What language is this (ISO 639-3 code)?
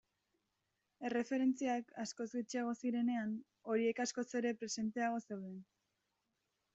eus